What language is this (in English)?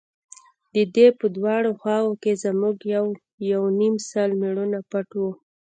Pashto